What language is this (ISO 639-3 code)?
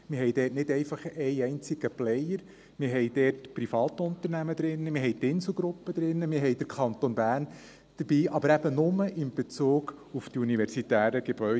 gsw